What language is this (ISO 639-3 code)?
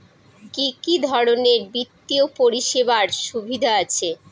ben